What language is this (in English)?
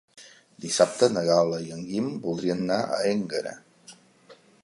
Catalan